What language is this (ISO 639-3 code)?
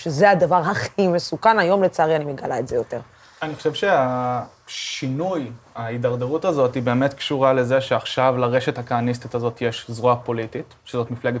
heb